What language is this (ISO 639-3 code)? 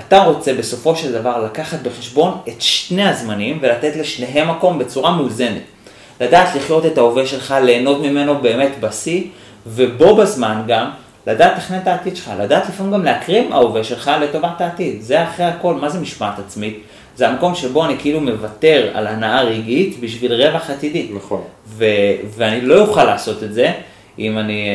heb